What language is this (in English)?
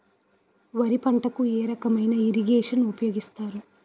Telugu